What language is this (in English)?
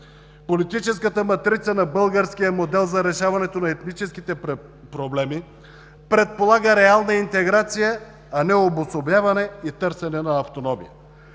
Bulgarian